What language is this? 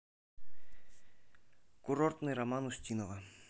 Russian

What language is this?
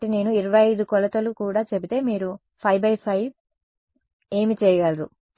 Telugu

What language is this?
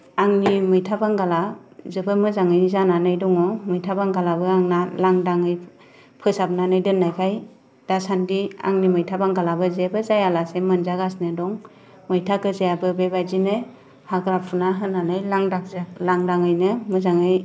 Bodo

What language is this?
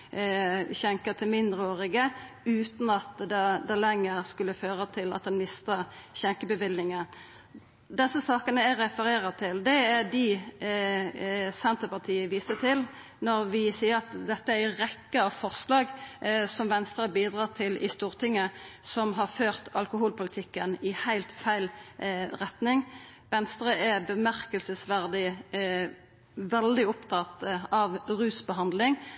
Norwegian Nynorsk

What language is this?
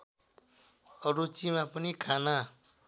Nepali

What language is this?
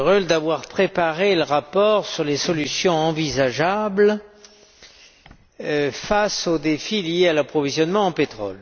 French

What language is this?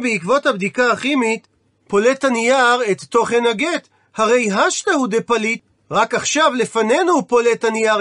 Hebrew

